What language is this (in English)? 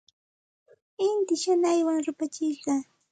Santa Ana de Tusi Pasco Quechua